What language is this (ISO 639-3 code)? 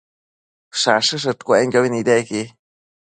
mcf